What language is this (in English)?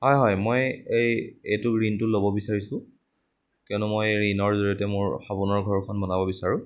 Assamese